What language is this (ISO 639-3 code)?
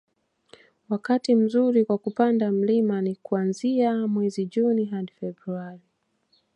swa